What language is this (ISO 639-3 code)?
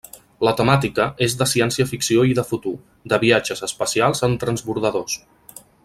cat